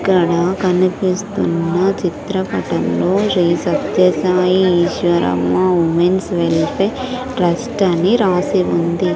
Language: Telugu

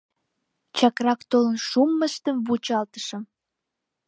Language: Mari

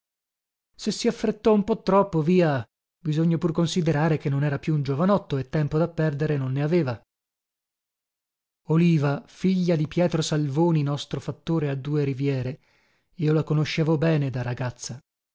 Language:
Italian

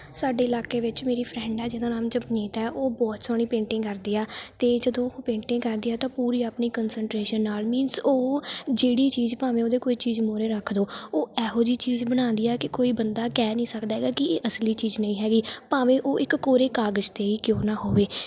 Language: Punjabi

